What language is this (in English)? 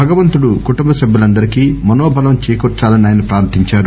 Telugu